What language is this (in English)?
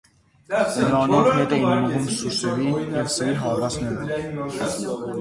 Armenian